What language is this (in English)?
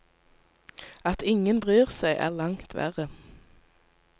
Norwegian